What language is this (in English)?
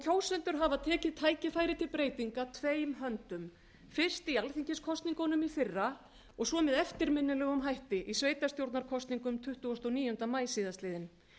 Icelandic